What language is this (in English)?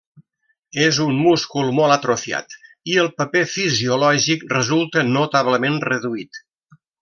Catalan